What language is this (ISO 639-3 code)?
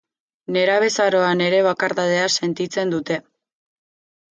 eus